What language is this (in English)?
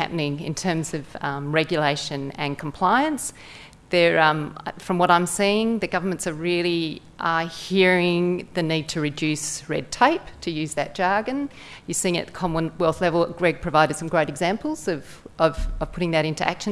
English